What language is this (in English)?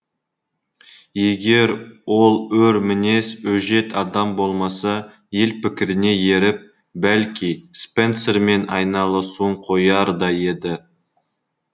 Kazakh